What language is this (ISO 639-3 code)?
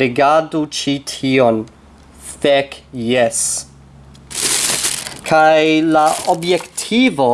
epo